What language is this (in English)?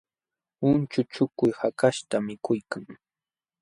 Jauja Wanca Quechua